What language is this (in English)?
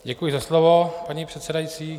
Czech